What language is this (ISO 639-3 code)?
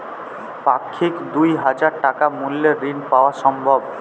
ben